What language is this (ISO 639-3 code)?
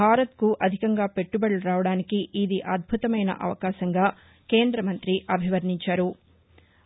tel